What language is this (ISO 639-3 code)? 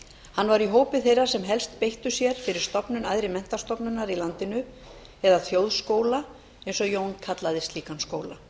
isl